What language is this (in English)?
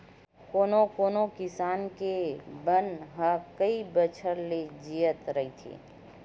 Chhattisgarhi